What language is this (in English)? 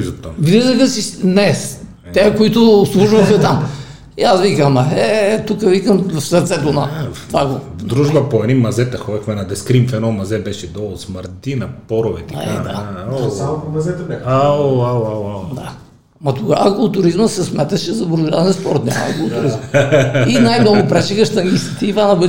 Bulgarian